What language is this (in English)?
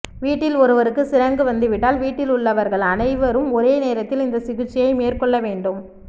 Tamil